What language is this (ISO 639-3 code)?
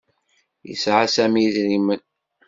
kab